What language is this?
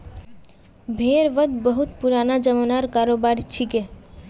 Magahi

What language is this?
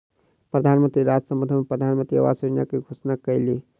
Maithili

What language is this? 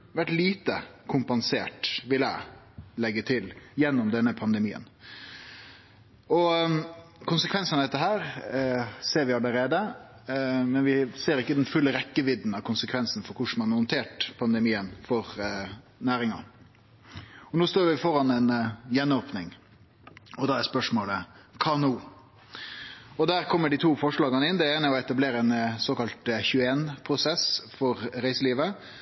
Norwegian Nynorsk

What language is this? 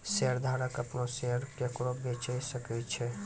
Maithili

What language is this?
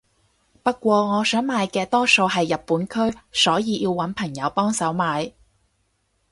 Cantonese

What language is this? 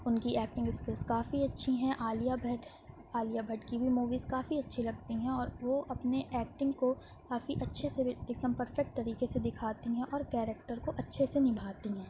Urdu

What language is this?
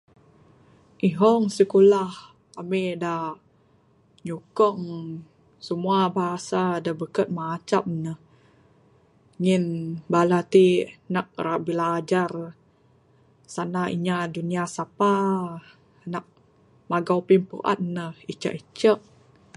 Bukar-Sadung Bidayuh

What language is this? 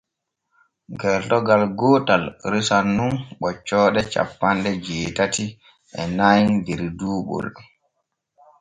Borgu Fulfulde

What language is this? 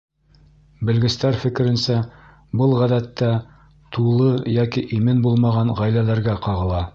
Bashkir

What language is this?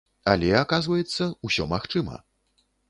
Belarusian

